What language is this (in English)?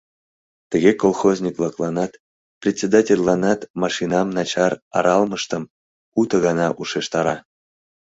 Mari